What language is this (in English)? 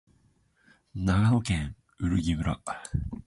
Japanese